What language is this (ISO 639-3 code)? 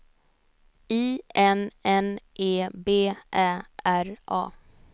swe